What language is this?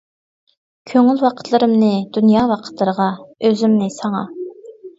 Uyghur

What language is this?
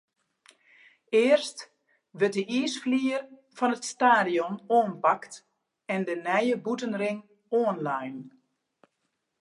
Western Frisian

